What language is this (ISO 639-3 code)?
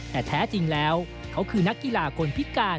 tha